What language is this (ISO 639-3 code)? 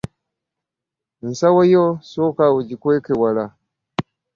lug